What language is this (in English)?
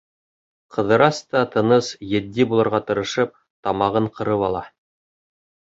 Bashkir